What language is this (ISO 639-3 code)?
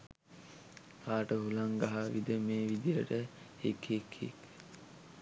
sin